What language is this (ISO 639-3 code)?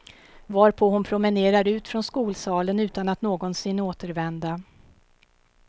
swe